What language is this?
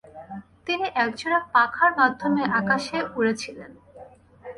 Bangla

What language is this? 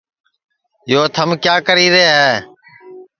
Sansi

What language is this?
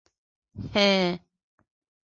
Bashkir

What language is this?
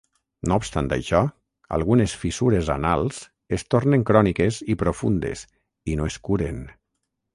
Catalan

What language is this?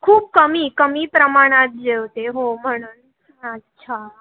Marathi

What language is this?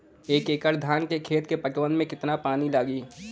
Bhojpuri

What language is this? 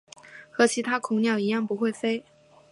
Chinese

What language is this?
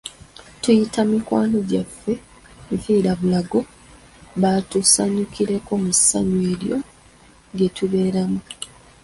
Ganda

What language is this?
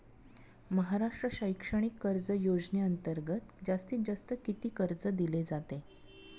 Marathi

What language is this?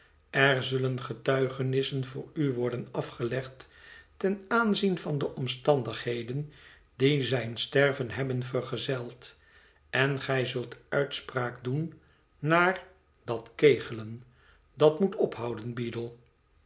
Dutch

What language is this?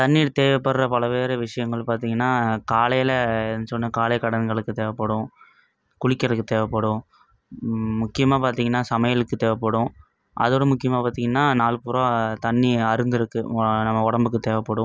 Tamil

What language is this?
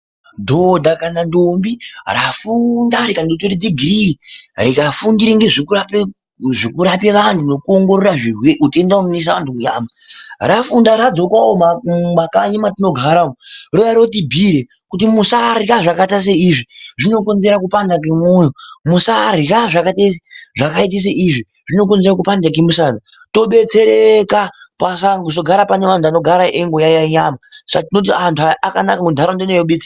Ndau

